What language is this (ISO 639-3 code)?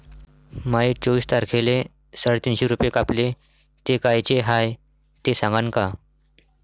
mar